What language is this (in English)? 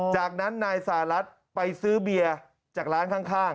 Thai